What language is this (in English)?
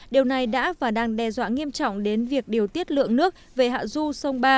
Vietnamese